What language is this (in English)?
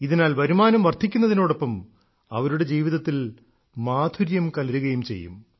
Malayalam